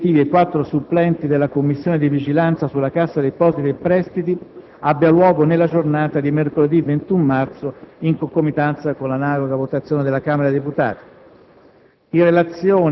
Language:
Italian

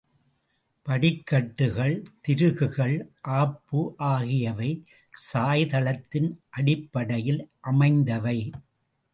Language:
Tamil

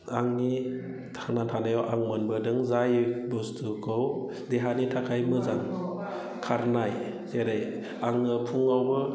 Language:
Bodo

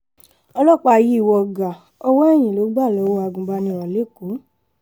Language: Yoruba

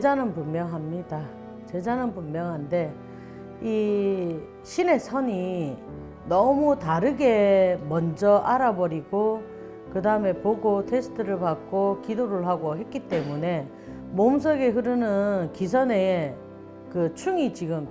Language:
Korean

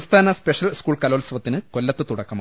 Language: Malayalam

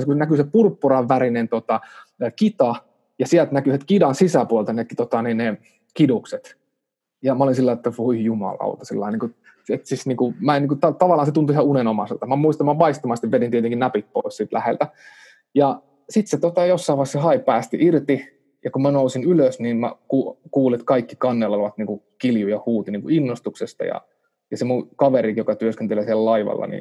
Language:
Finnish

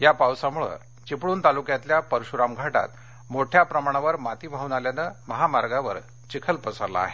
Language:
Marathi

